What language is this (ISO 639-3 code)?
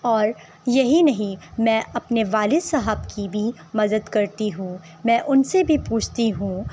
urd